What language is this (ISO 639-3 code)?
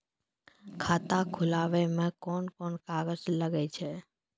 mai